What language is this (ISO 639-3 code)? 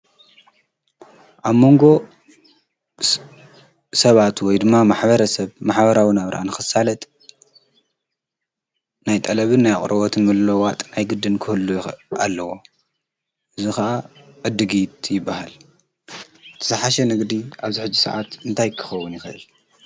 tir